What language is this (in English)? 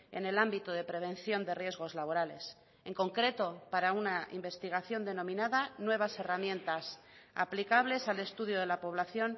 Spanish